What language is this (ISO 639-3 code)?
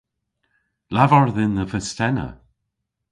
cor